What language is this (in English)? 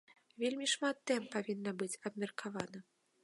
Belarusian